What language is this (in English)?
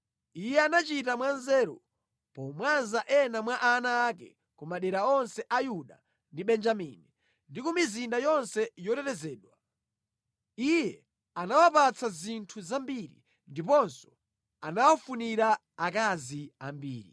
Nyanja